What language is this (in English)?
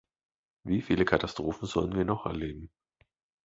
German